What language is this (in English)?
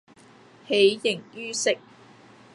Cantonese